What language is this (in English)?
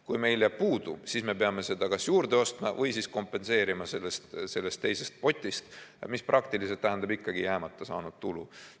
Estonian